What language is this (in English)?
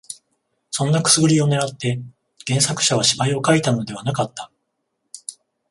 Japanese